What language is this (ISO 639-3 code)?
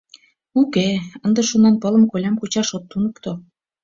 chm